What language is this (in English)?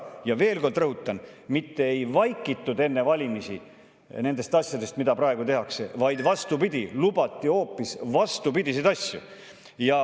Estonian